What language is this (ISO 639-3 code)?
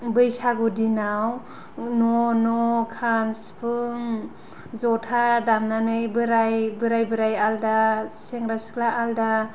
brx